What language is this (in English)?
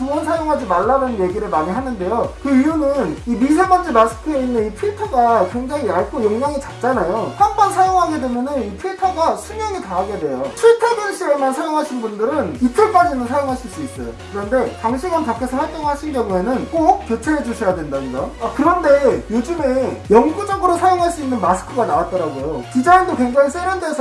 Korean